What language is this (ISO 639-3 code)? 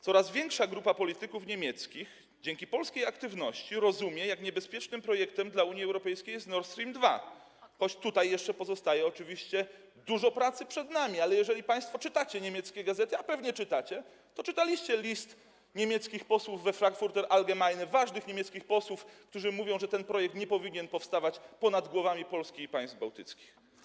pol